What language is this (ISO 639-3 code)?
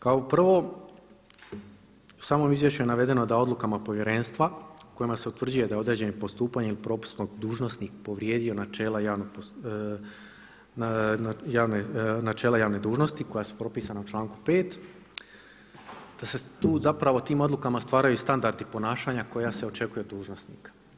hrv